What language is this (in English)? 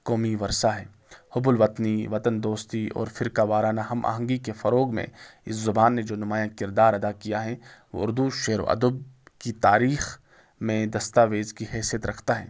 Urdu